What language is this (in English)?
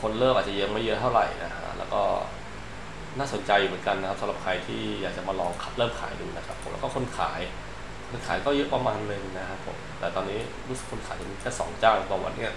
Thai